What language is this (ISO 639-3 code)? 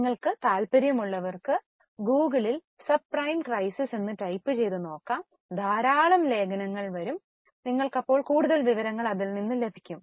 mal